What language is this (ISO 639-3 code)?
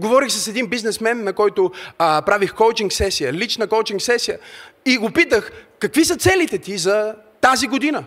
bul